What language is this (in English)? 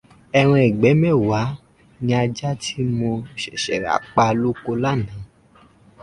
Yoruba